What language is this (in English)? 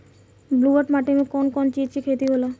Bhojpuri